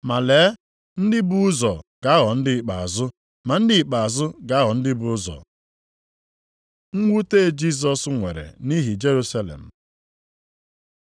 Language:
Igbo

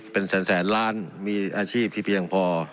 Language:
Thai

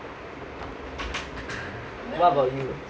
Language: English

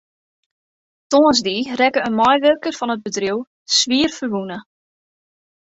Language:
Western Frisian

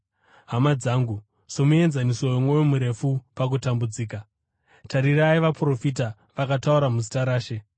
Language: Shona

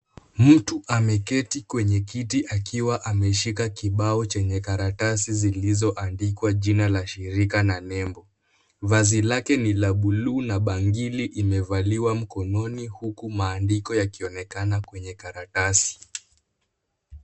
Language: Swahili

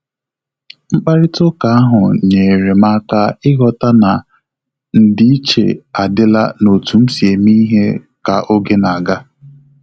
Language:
Igbo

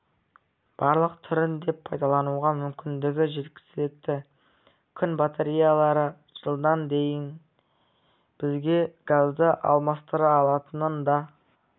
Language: Kazakh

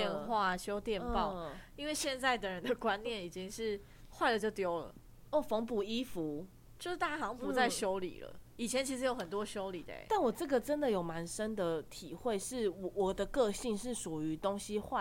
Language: Chinese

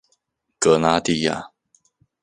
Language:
Chinese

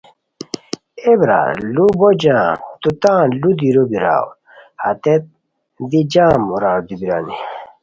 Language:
Khowar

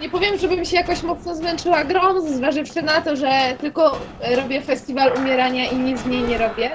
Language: Polish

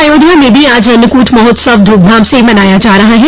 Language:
Hindi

